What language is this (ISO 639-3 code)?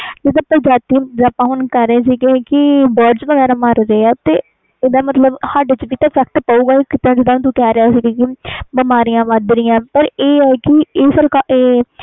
pan